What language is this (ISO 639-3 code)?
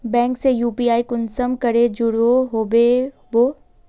mag